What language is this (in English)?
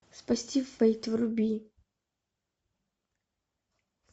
Russian